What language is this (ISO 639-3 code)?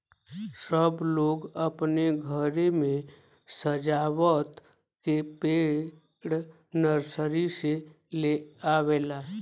bho